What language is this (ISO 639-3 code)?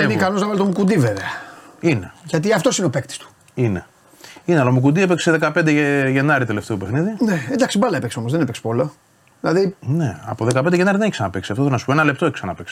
ell